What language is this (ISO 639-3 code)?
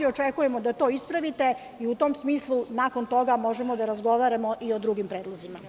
srp